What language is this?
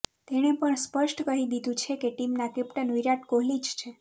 Gujarati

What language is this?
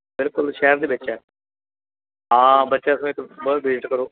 Punjabi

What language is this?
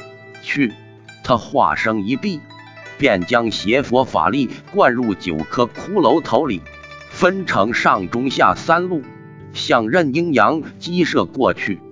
Chinese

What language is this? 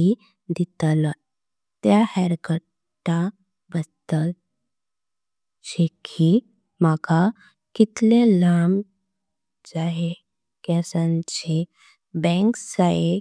Konkani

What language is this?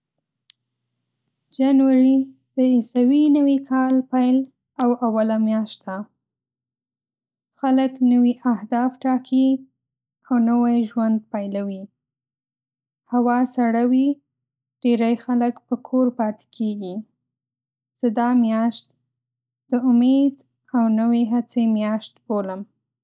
Pashto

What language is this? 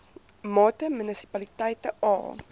Afrikaans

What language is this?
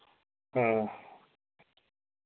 Dogri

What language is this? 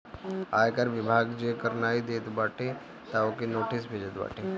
Bhojpuri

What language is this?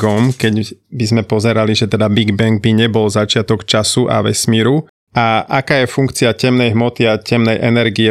Slovak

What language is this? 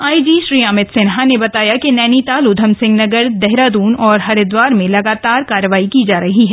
Hindi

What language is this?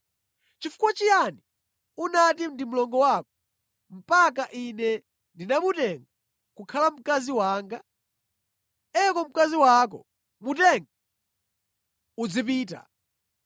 Nyanja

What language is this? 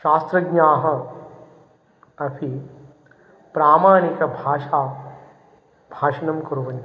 Sanskrit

